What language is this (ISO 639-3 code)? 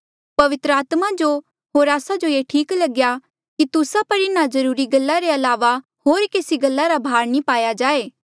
mjl